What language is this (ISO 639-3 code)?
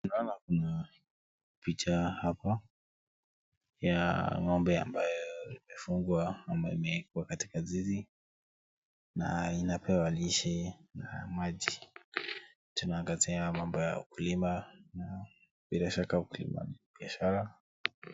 swa